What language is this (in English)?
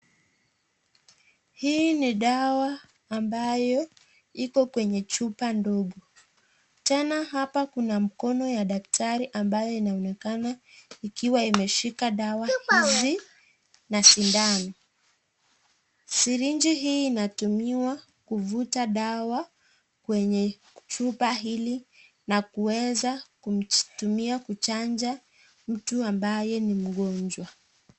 Swahili